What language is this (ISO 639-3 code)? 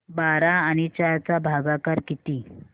mar